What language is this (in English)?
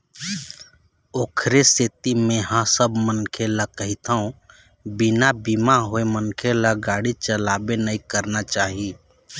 Chhattisgarhi